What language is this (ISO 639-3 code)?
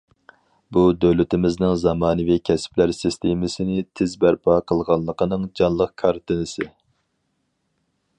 uig